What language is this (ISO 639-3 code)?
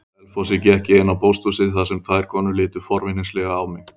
isl